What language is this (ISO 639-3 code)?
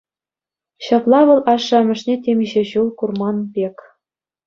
chv